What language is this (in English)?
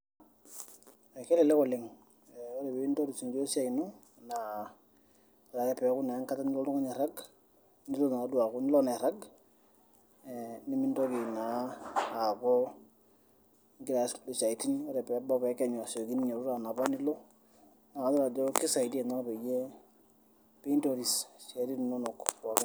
Masai